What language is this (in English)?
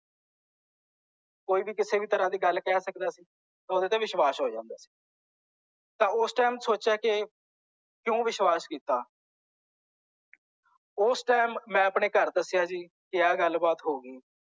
Punjabi